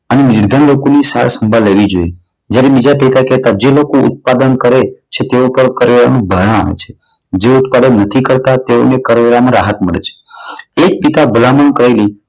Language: Gujarati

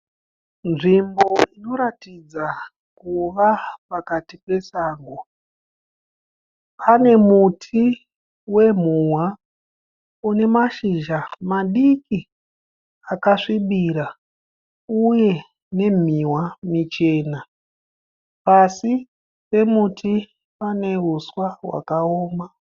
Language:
Shona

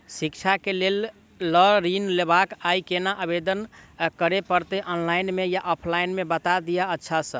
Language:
Maithili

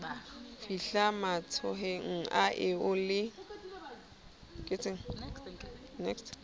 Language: Southern Sotho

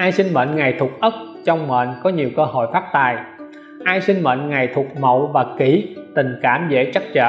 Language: Vietnamese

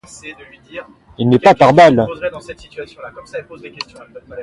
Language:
French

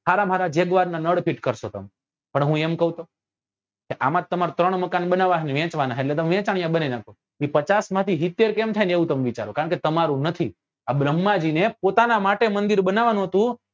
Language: Gujarati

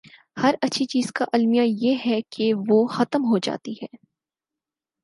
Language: Urdu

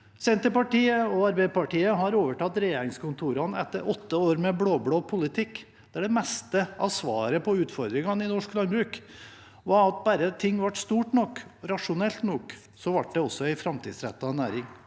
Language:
Norwegian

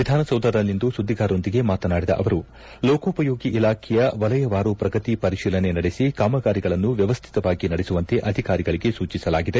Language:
Kannada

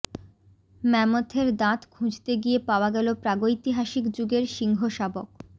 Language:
Bangla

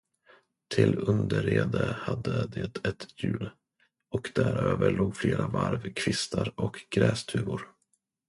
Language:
Swedish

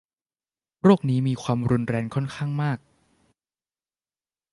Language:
Thai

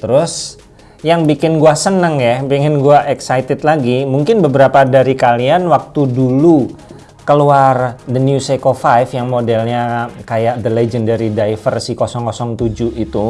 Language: Indonesian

